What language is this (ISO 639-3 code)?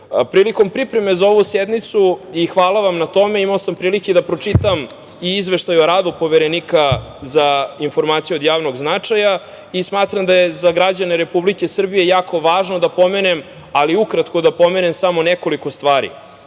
srp